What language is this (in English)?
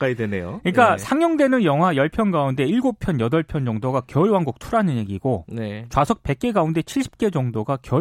Korean